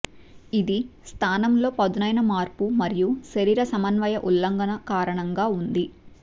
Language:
Telugu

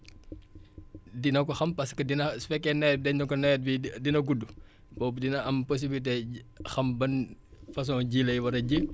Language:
Wolof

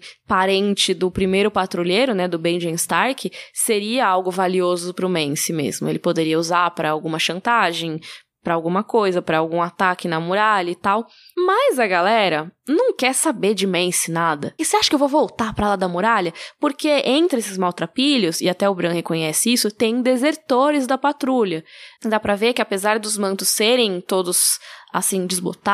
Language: Portuguese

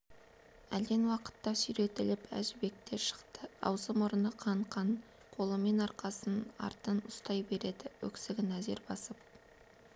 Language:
Kazakh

